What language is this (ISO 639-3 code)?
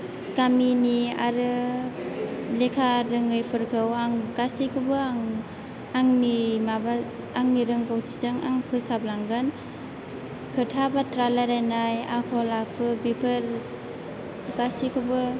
brx